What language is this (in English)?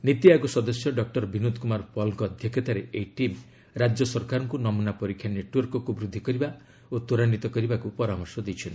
Odia